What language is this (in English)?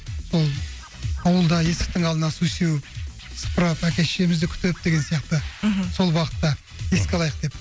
Kazakh